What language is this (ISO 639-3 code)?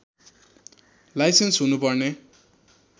nep